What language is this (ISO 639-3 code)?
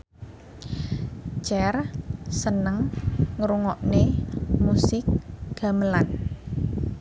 jav